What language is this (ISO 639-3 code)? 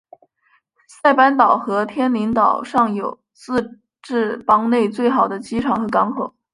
zho